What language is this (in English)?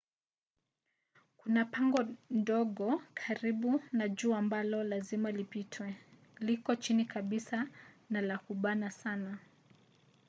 Swahili